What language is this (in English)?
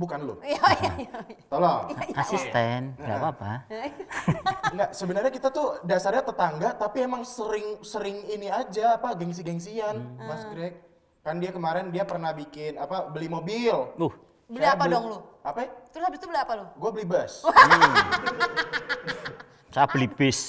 Indonesian